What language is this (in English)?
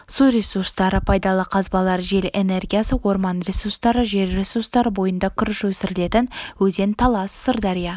Kazakh